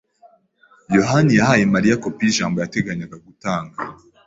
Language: Kinyarwanda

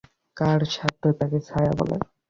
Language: Bangla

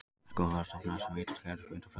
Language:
Icelandic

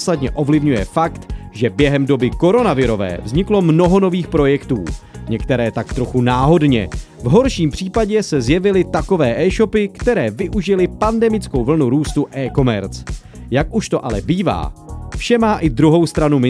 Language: Czech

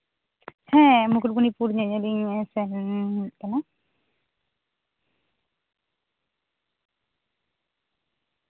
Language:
Santali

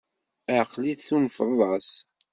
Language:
Kabyle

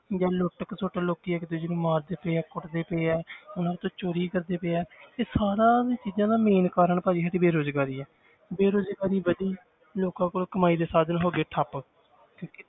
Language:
Punjabi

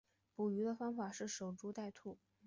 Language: Chinese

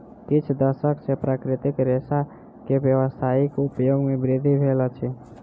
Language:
Maithili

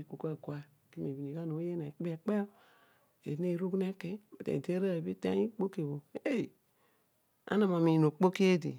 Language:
Odual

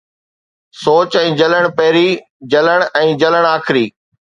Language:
Sindhi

